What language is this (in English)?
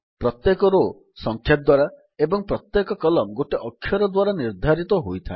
Odia